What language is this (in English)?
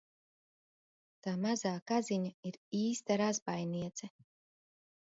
Latvian